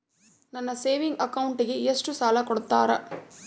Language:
Kannada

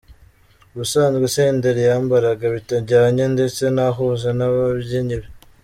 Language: Kinyarwanda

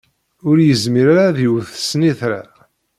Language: Kabyle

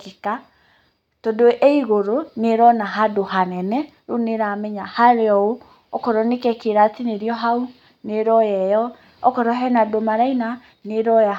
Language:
Kikuyu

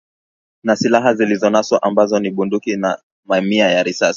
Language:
Swahili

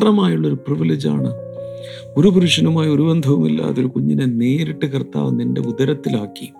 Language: Malayalam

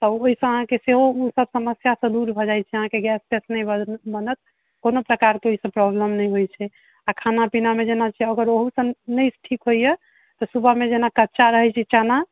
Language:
Maithili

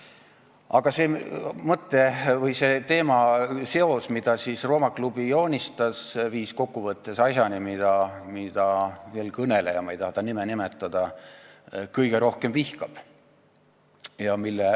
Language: Estonian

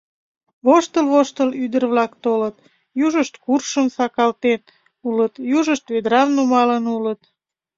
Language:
Mari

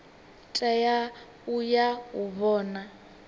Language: Venda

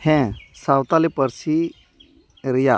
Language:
Santali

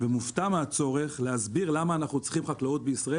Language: Hebrew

